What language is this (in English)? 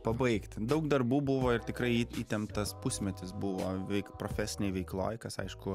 Lithuanian